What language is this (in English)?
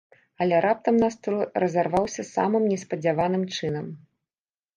Belarusian